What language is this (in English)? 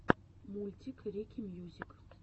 Russian